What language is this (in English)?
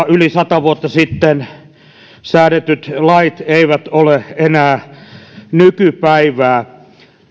Finnish